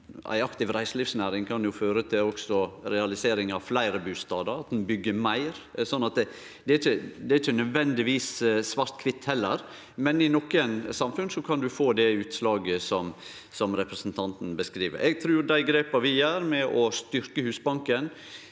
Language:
Norwegian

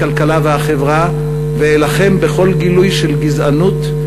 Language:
Hebrew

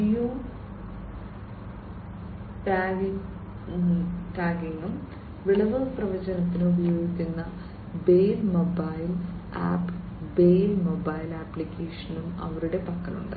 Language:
Malayalam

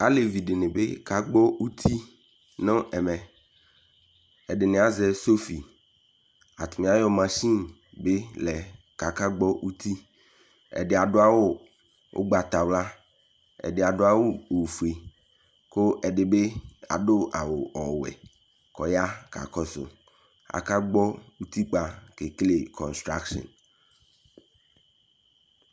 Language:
Ikposo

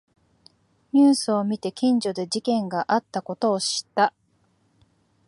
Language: Japanese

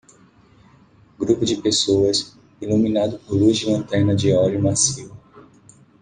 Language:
Portuguese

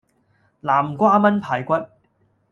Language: Cantonese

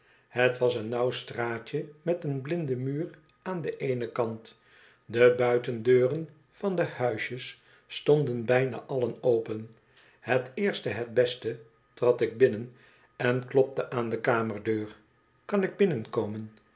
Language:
Dutch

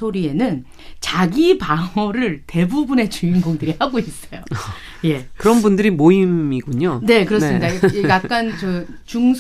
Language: Korean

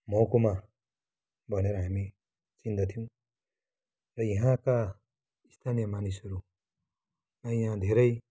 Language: Nepali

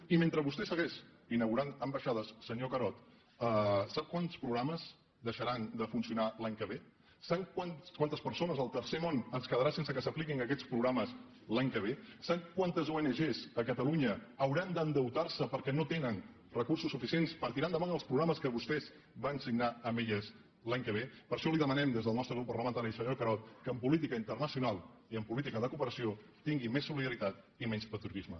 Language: Catalan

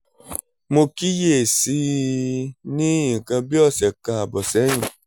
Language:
Yoruba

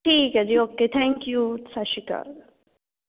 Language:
Punjabi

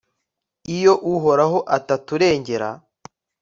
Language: Kinyarwanda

